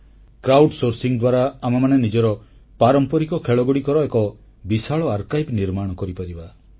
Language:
Odia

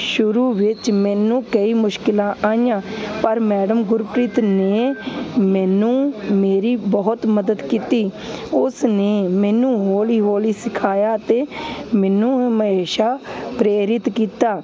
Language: Punjabi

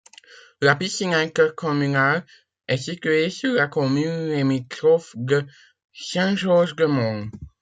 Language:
French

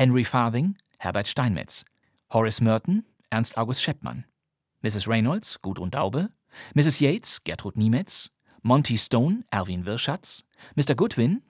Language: German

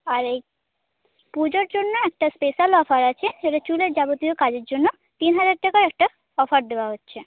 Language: Bangla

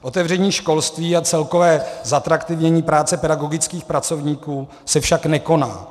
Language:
Czech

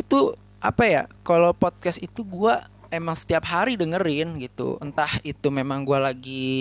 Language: Indonesian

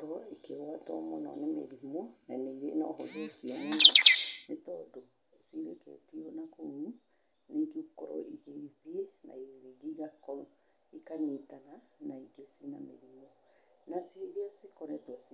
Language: Kikuyu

